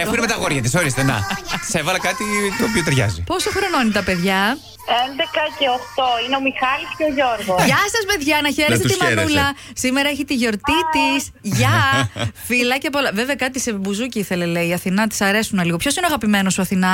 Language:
Greek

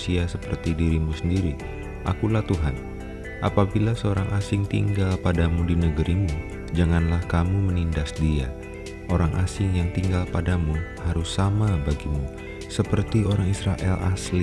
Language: Indonesian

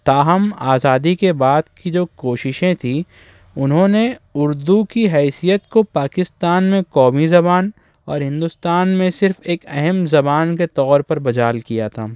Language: Urdu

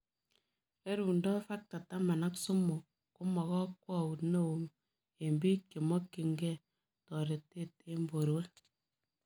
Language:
Kalenjin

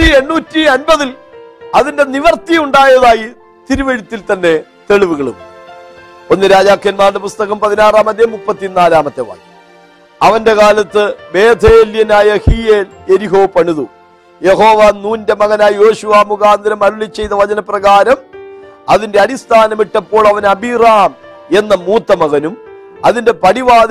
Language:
Malayalam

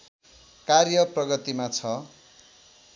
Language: Nepali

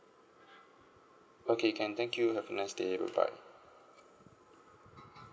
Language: English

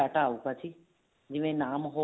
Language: Punjabi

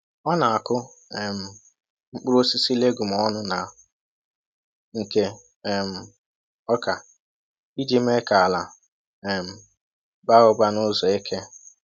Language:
Igbo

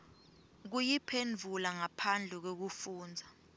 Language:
Swati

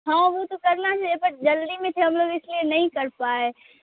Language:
Urdu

